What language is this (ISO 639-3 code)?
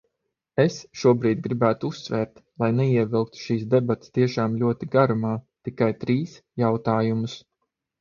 lav